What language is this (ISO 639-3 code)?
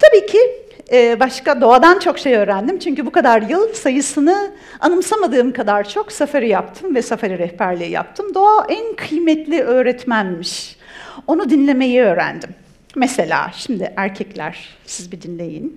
tur